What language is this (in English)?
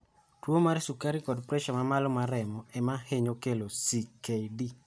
Luo (Kenya and Tanzania)